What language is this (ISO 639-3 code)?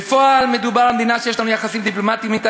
heb